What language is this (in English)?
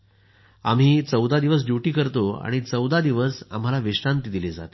Marathi